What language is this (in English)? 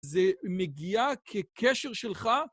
Hebrew